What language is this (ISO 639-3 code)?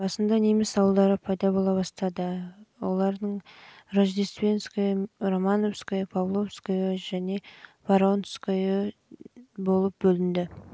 kaz